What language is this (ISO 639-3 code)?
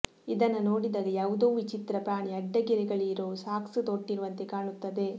kan